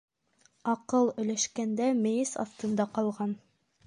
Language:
Bashkir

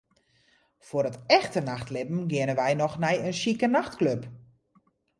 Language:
Western Frisian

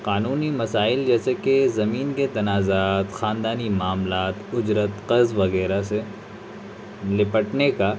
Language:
Urdu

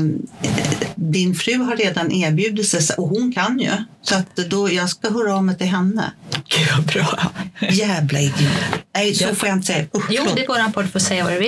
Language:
Swedish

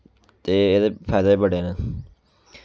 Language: Dogri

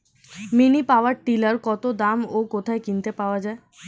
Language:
Bangla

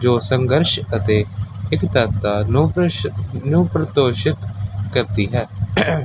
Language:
Punjabi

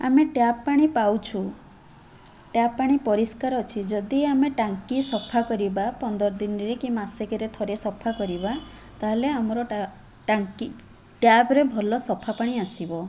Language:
Odia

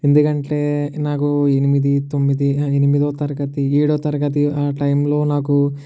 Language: Telugu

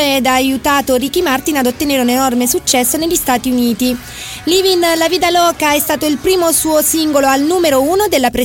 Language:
Italian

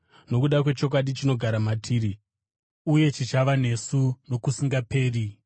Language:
Shona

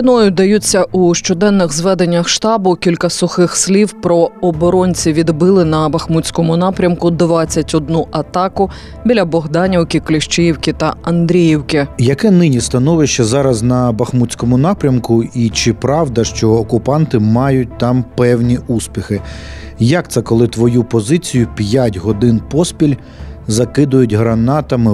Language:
Ukrainian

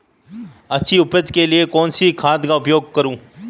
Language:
Hindi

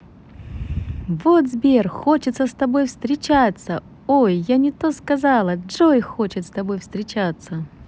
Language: Russian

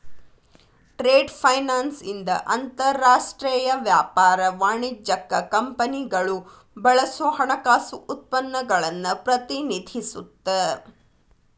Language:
Kannada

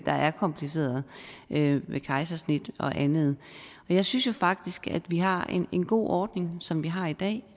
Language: Danish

